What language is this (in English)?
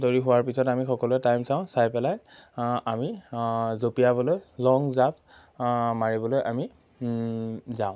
Assamese